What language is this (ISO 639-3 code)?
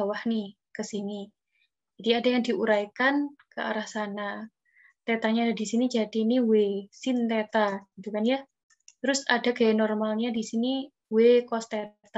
ind